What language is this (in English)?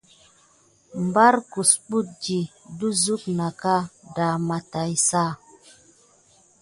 Gidar